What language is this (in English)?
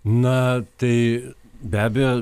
Lithuanian